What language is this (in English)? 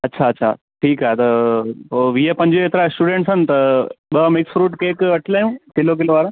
Sindhi